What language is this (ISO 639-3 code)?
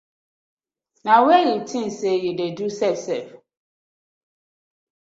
pcm